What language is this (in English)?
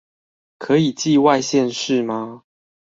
Chinese